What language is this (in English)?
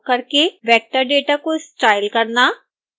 Hindi